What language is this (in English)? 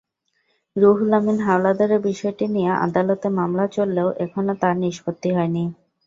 Bangla